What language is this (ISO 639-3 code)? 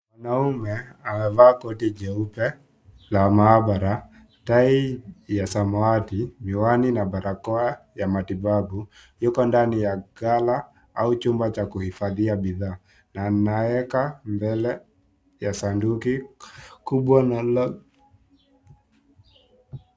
swa